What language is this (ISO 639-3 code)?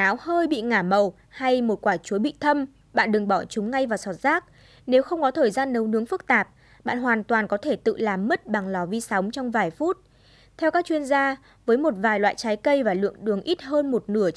vie